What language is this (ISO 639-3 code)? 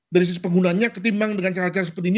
ind